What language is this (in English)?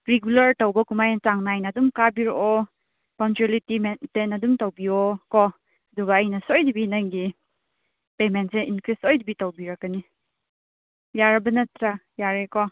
Manipuri